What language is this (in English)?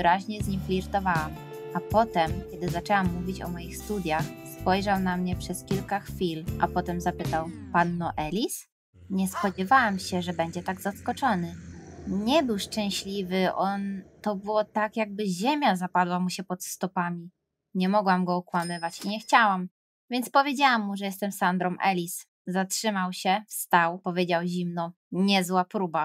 Polish